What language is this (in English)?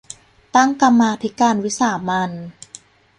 Thai